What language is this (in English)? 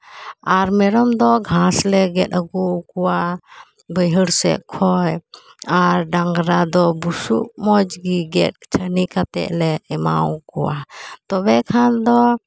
Santali